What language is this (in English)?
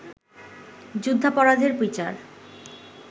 Bangla